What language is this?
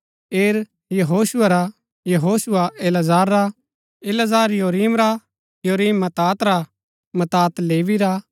Gaddi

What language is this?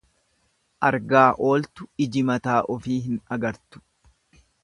Oromo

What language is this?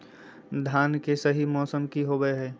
Magahi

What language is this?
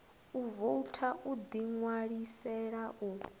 Venda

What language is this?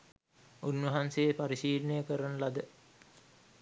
Sinhala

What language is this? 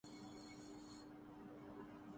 Urdu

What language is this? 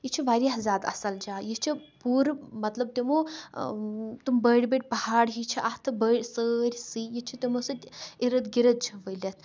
Kashmiri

